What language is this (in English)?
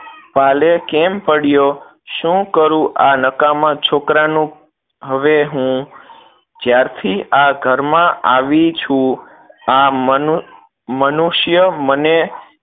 Gujarati